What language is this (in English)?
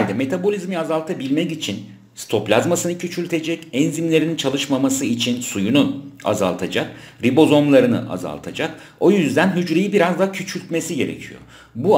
Turkish